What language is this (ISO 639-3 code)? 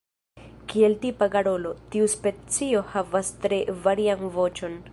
epo